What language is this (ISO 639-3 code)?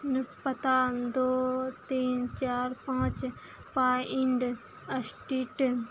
mai